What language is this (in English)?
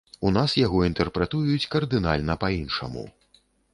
Belarusian